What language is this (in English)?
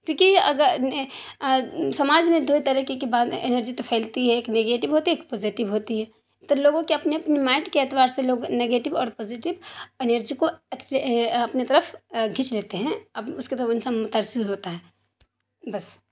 Urdu